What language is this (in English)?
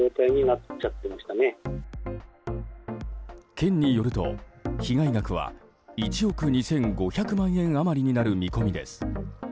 Japanese